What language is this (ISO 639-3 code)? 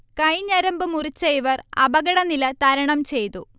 mal